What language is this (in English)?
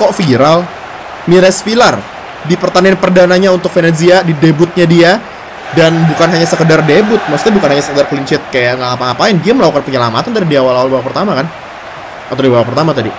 Indonesian